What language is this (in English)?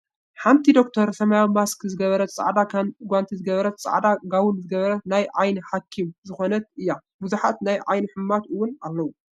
Tigrinya